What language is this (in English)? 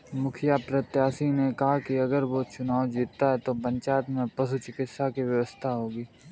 Hindi